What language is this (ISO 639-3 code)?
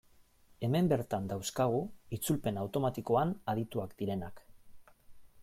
eus